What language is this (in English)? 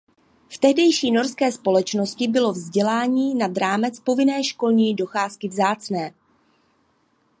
Czech